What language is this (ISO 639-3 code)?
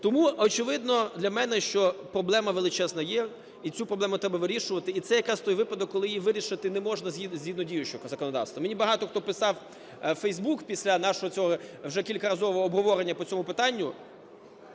ukr